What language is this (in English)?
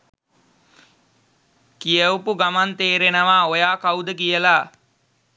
Sinhala